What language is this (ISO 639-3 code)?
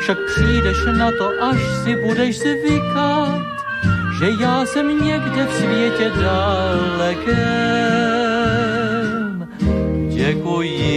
slk